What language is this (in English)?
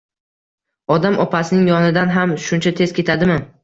Uzbek